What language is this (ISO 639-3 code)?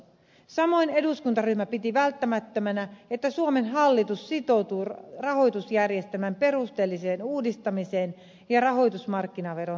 fin